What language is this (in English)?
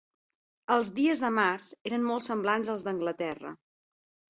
Catalan